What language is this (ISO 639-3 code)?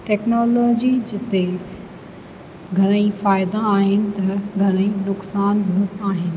snd